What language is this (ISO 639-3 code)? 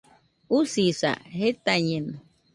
hux